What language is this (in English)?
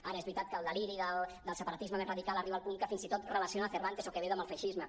Catalan